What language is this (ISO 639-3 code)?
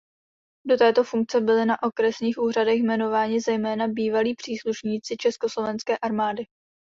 ces